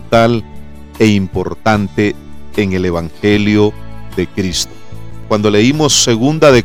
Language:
Spanish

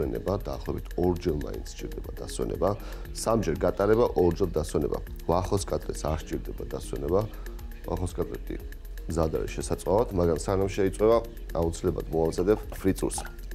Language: Georgian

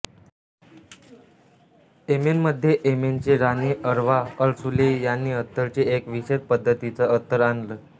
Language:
Marathi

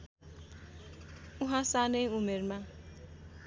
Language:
Nepali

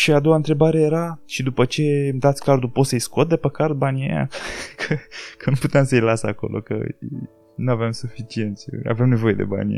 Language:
Romanian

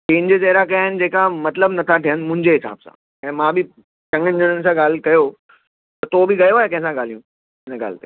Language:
Sindhi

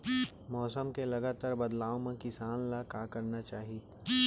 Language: Chhattisgarhi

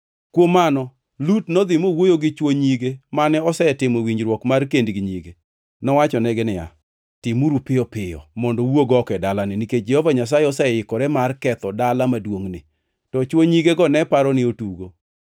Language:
Luo (Kenya and Tanzania)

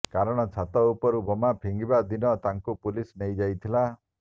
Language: Odia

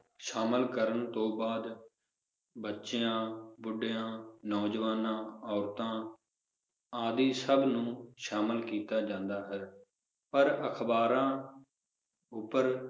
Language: Punjabi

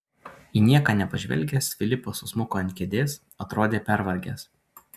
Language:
Lithuanian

